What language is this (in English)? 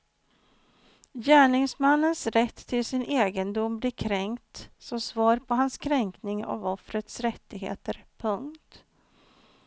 Swedish